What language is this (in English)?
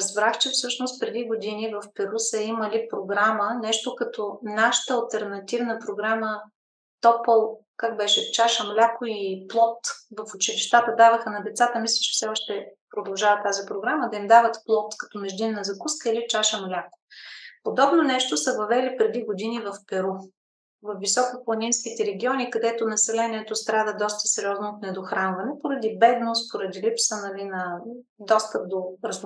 Bulgarian